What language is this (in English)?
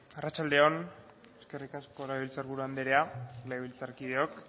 Basque